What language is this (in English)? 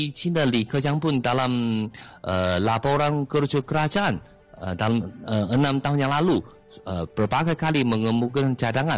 Malay